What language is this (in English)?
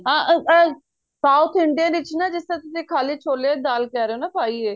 Punjabi